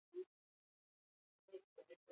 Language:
Basque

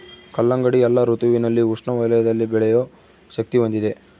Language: Kannada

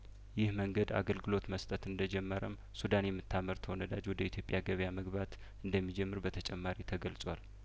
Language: Amharic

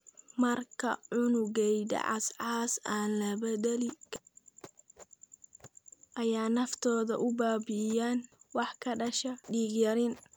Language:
Somali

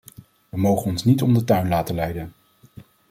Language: Dutch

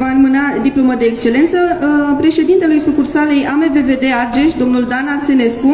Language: Romanian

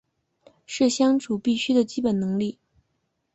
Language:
Chinese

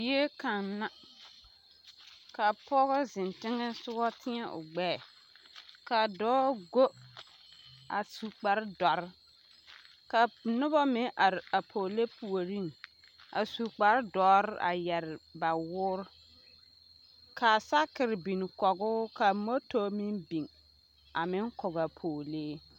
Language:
Southern Dagaare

